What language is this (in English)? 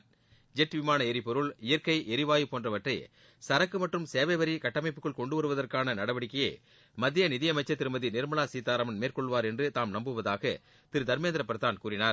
Tamil